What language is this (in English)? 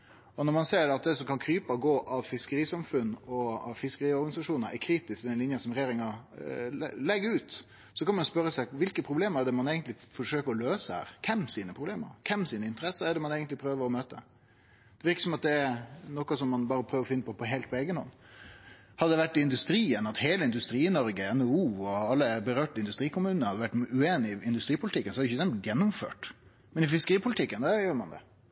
Norwegian Nynorsk